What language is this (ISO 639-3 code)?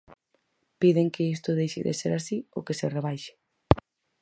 glg